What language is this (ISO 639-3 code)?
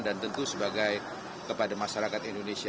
ind